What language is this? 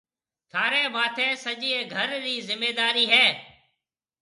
Marwari (Pakistan)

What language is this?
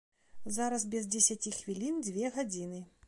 Belarusian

